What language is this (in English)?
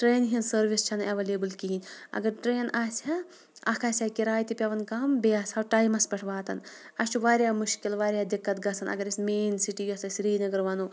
Kashmiri